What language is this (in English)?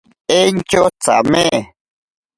Ashéninka Perené